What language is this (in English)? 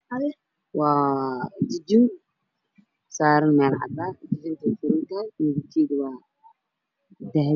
Somali